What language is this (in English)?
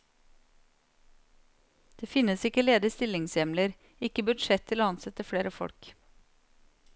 Norwegian